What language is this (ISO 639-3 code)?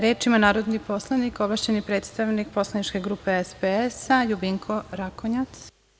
srp